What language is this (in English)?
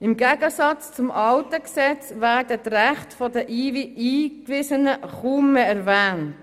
Swiss German